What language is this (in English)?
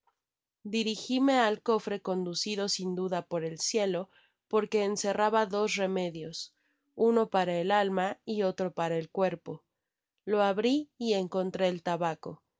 Spanish